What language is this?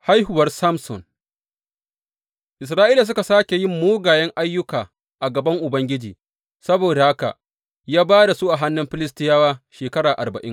Hausa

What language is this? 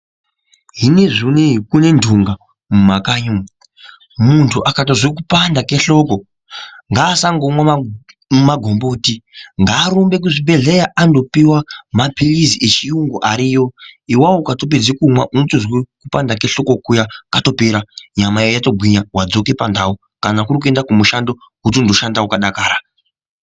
Ndau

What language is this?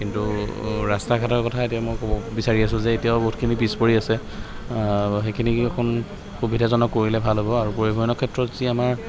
Assamese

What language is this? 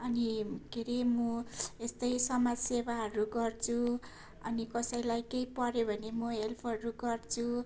Nepali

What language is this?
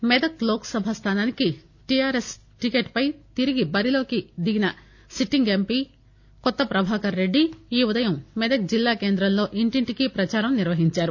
Telugu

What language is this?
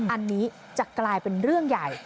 Thai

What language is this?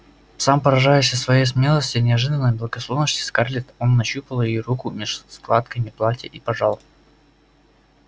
Russian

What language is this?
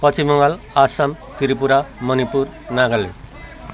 Nepali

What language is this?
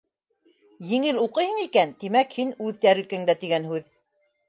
Bashkir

